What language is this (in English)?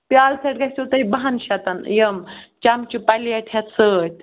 Kashmiri